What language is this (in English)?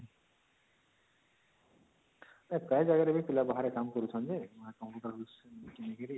Odia